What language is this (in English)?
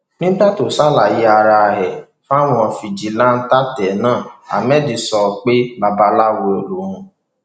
Yoruba